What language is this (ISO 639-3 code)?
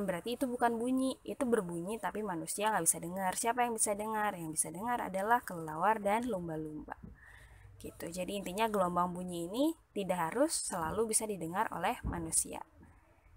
ind